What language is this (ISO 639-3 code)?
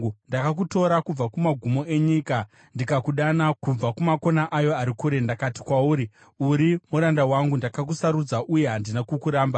sna